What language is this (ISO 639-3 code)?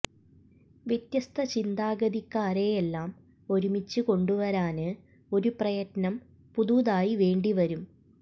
mal